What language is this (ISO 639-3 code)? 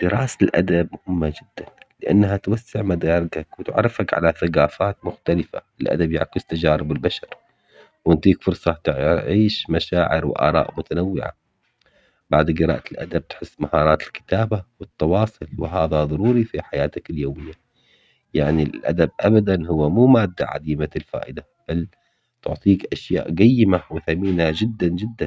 acx